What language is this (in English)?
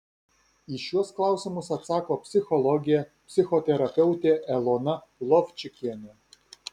Lithuanian